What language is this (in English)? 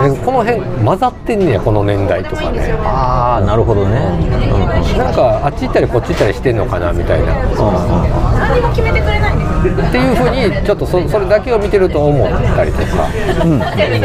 Japanese